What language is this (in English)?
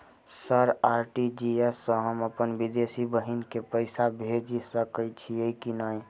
Maithili